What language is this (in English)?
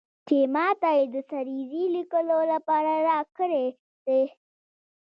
Pashto